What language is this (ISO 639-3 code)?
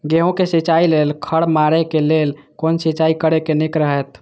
mai